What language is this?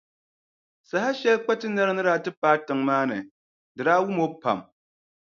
Dagbani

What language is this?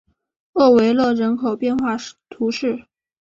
Chinese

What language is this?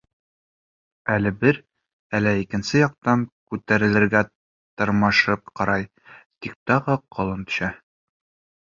Bashkir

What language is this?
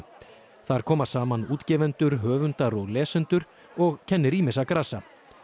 Icelandic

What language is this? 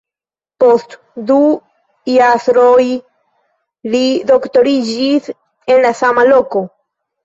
Esperanto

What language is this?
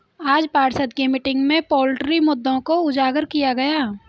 Hindi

